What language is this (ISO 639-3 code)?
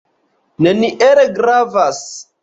epo